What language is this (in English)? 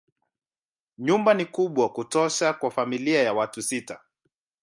Swahili